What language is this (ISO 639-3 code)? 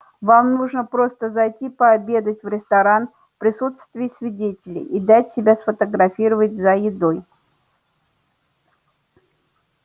rus